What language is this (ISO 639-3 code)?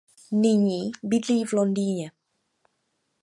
ces